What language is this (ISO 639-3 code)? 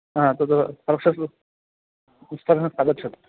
san